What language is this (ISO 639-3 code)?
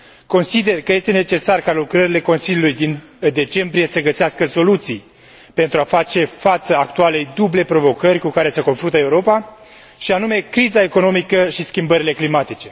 ron